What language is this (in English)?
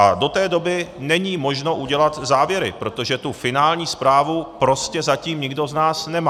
Czech